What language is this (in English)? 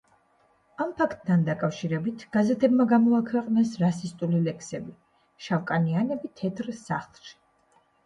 Georgian